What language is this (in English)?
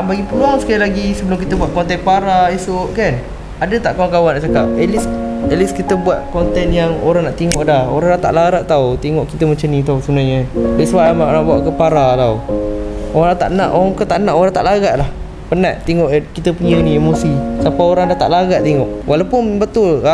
Malay